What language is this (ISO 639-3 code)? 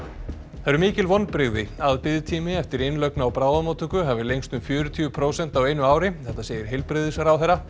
isl